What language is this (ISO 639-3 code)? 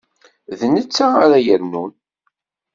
kab